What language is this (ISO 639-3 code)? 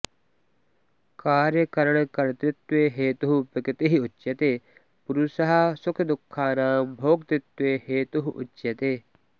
san